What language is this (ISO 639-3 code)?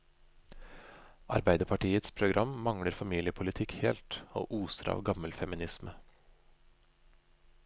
nor